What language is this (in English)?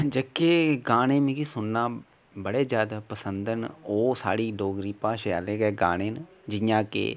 Dogri